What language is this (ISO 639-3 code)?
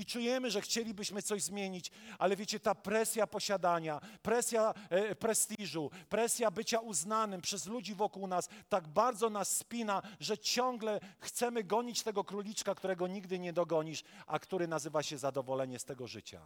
pol